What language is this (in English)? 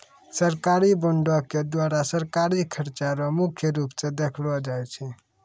Maithili